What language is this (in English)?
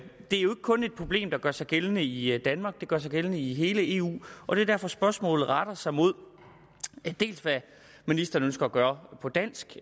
Danish